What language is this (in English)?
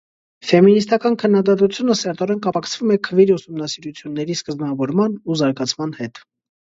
Armenian